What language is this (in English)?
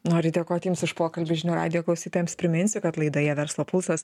Lithuanian